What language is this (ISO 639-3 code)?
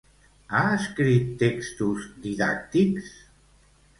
cat